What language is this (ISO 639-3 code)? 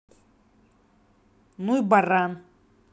rus